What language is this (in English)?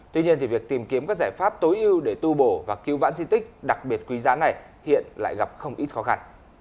Vietnamese